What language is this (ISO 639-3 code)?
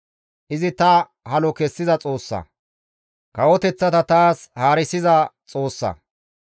gmv